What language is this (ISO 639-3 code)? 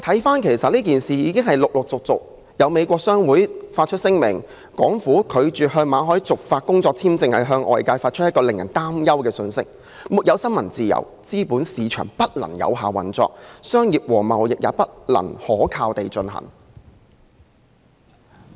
yue